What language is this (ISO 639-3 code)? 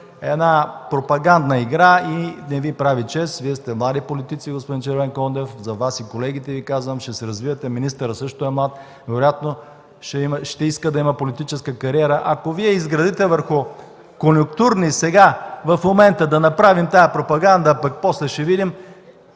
bul